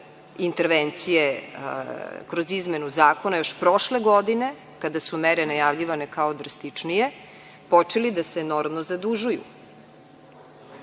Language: Serbian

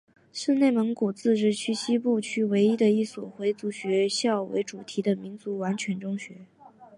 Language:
Chinese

